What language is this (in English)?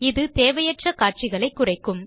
Tamil